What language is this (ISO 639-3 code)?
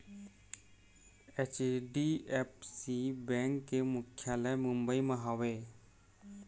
hne